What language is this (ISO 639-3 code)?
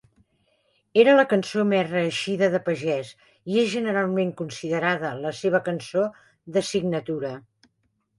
cat